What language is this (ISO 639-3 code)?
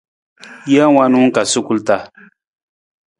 nmz